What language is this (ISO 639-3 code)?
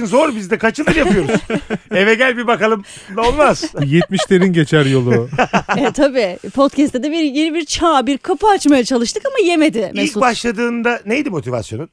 tur